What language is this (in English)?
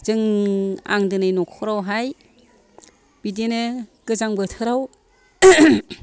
Bodo